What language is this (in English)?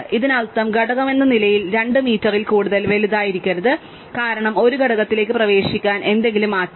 Malayalam